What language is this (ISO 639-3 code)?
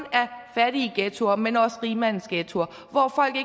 dan